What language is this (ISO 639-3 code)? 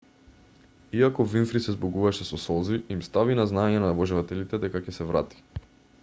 mkd